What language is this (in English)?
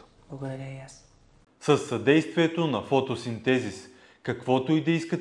Bulgarian